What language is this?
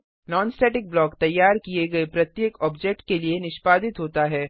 Hindi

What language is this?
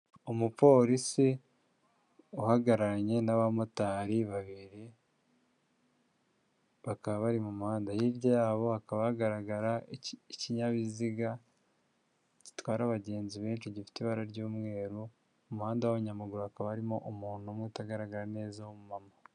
Kinyarwanda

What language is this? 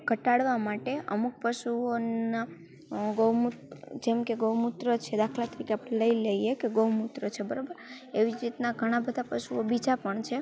Gujarati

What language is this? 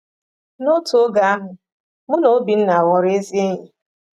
Igbo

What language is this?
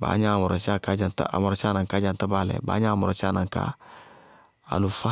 Bago-Kusuntu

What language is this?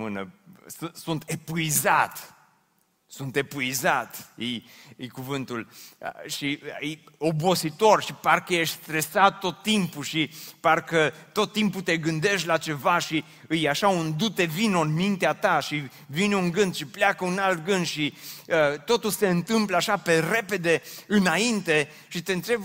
Romanian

